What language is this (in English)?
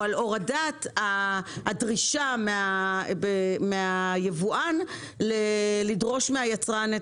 Hebrew